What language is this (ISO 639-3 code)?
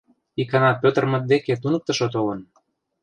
chm